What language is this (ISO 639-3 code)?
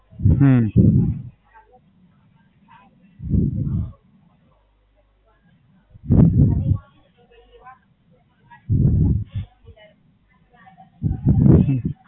guj